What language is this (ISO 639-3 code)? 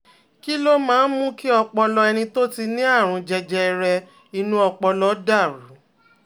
yor